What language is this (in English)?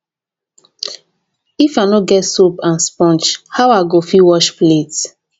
Nigerian Pidgin